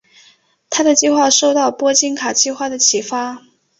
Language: Chinese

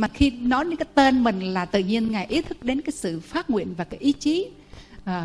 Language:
Vietnamese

